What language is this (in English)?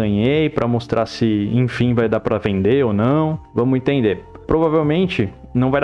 Portuguese